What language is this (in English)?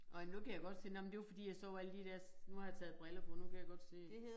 Danish